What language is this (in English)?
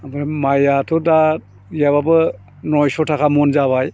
Bodo